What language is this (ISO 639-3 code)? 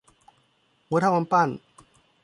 tha